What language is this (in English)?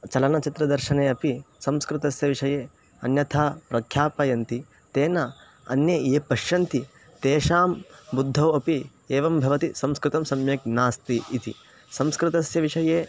Sanskrit